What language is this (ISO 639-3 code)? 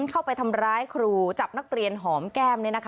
tha